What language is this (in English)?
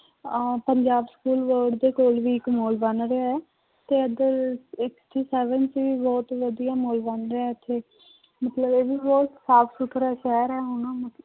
Punjabi